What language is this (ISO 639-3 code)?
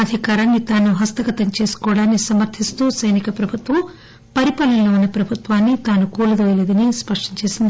tel